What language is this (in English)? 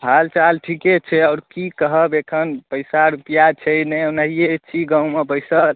Maithili